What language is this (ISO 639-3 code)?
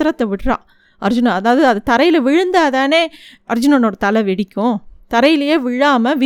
tam